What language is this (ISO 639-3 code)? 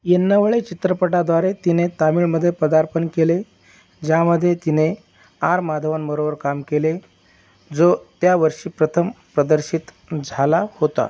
mar